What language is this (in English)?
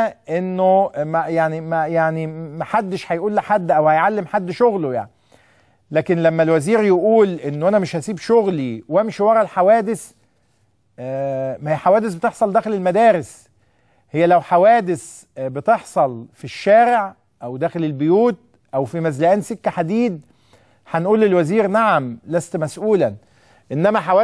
Arabic